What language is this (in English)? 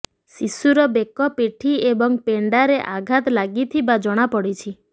Odia